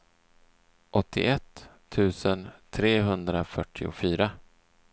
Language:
Swedish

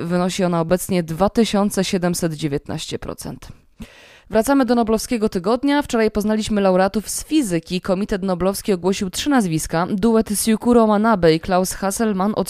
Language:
Polish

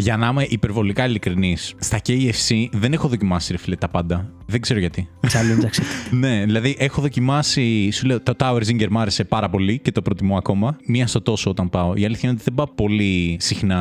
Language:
Greek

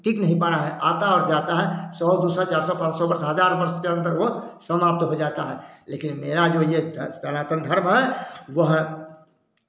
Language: Hindi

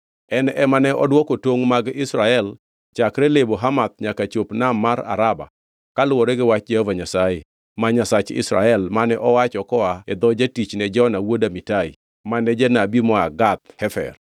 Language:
Luo (Kenya and Tanzania)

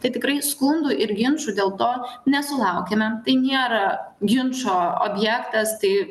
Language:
Lithuanian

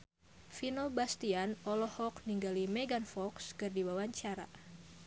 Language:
Sundanese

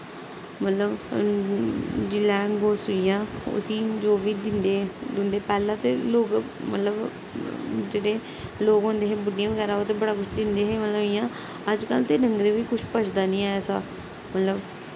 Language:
Dogri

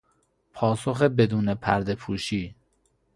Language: Persian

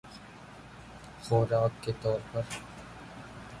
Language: Urdu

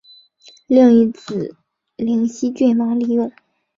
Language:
Chinese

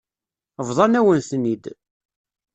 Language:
Kabyle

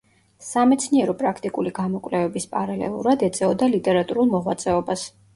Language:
Georgian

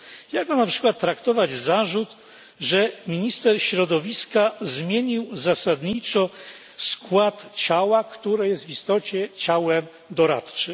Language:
Polish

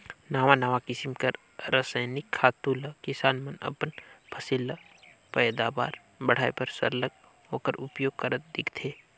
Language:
Chhattisgarhi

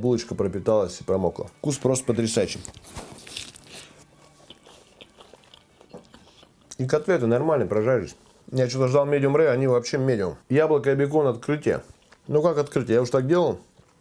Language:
Russian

